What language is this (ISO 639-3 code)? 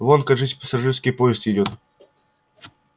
rus